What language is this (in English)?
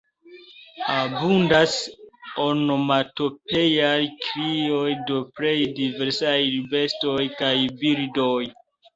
Esperanto